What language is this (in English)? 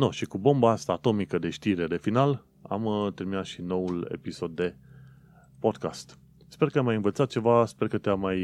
Romanian